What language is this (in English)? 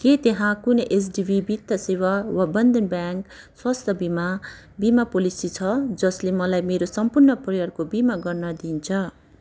Nepali